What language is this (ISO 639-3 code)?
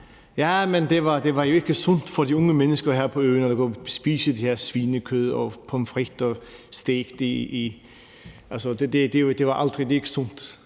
dan